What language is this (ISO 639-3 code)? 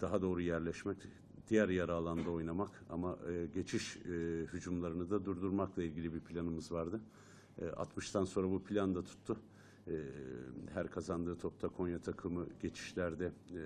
tur